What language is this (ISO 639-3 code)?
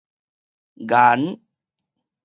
nan